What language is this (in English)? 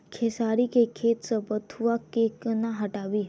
Maithili